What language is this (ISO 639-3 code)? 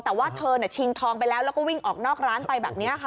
tha